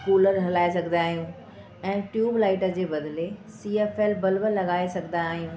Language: Sindhi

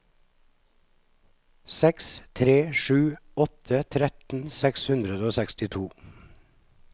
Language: Norwegian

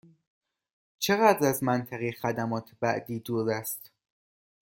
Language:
Persian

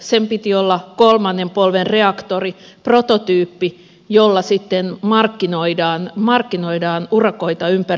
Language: Finnish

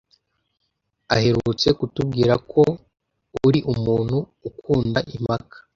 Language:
Kinyarwanda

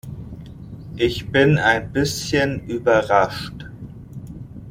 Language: German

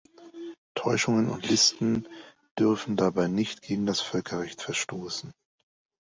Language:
German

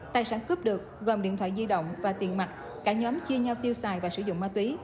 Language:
Vietnamese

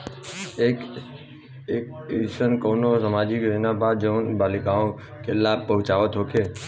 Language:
Bhojpuri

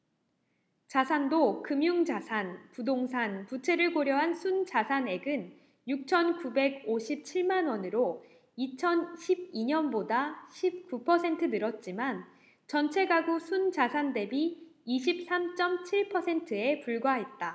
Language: Korean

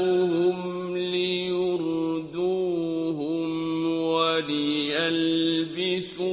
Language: Arabic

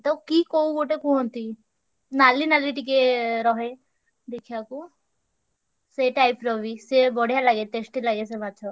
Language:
Odia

